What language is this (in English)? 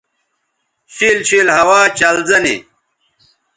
Bateri